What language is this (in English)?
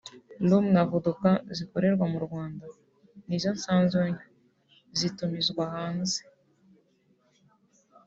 Kinyarwanda